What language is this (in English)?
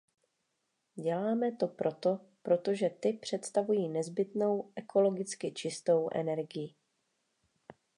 Czech